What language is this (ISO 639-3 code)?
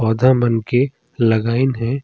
sgj